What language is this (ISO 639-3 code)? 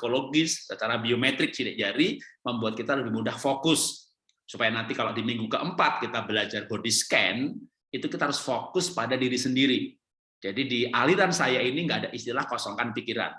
ind